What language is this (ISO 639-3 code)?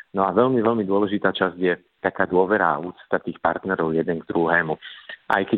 slk